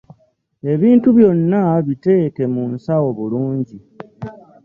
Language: Ganda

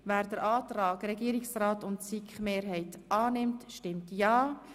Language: Swiss German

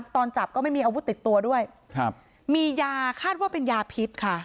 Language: Thai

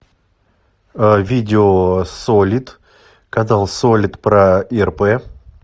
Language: Russian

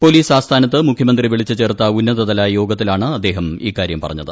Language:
Malayalam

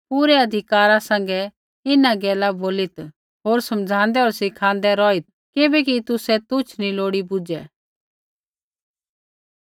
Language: Kullu Pahari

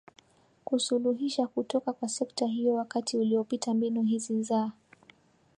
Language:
Swahili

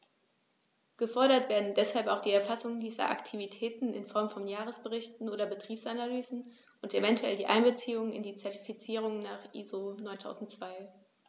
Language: German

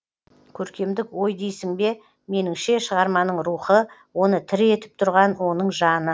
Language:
Kazakh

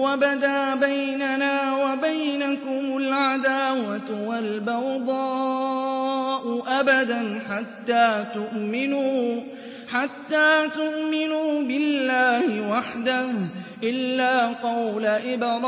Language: Arabic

